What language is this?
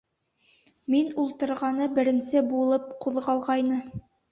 Bashkir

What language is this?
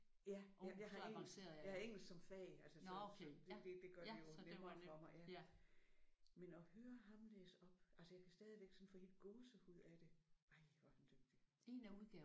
Danish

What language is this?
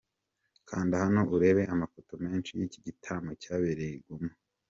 Kinyarwanda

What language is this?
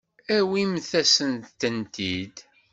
Kabyle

